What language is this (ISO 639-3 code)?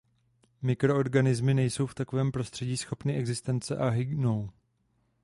ces